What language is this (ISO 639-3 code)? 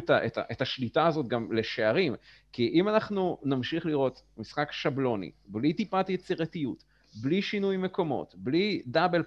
heb